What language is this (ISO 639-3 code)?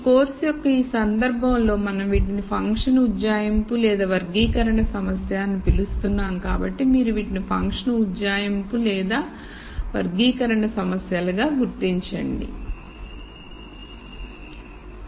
tel